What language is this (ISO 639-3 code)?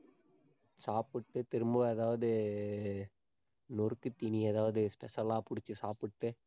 tam